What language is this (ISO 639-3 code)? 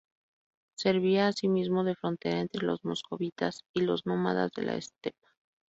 spa